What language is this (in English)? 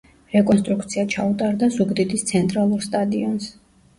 Georgian